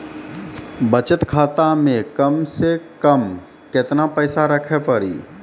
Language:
Maithili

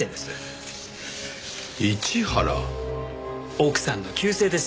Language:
Japanese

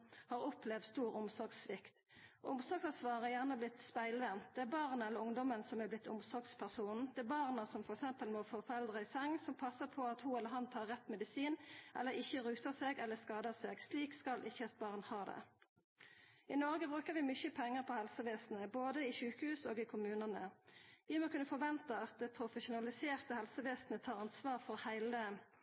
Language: Norwegian Nynorsk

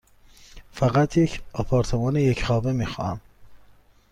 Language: Persian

